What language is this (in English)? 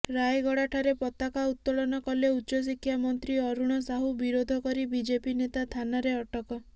Odia